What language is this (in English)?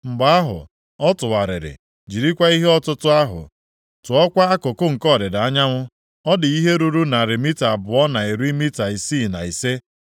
Igbo